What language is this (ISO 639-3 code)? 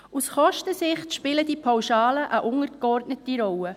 gsw